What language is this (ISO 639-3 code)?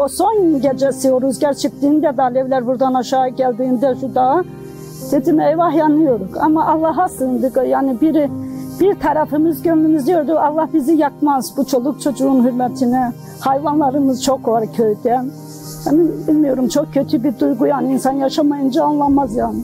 tur